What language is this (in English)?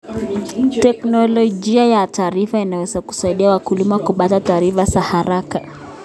Kalenjin